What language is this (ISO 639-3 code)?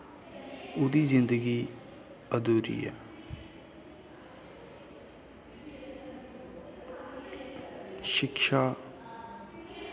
doi